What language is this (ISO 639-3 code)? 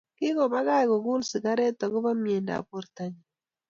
kln